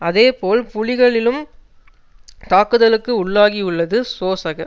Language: Tamil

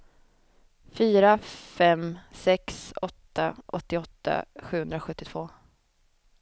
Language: Swedish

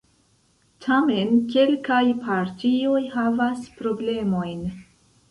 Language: Esperanto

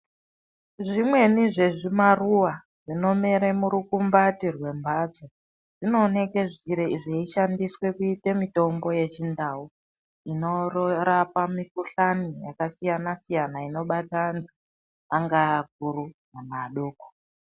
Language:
Ndau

